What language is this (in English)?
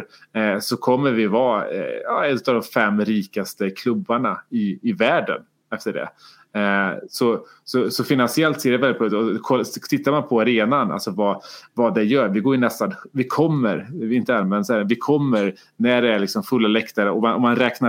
Swedish